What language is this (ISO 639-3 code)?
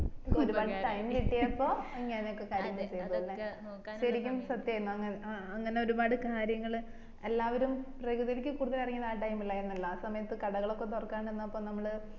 mal